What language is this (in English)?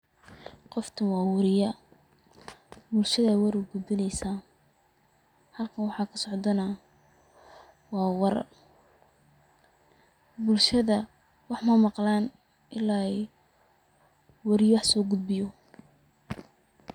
Somali